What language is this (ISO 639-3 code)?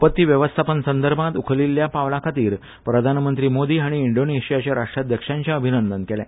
kok